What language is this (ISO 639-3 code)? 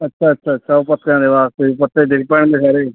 pan